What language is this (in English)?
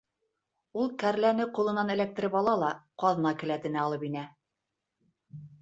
Bashkir